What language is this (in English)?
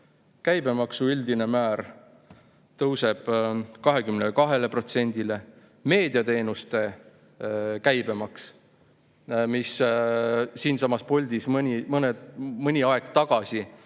Estonian